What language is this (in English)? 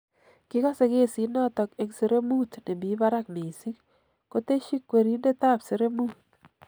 Kalenjin